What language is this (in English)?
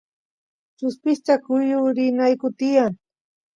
Santiago del Estero Quichua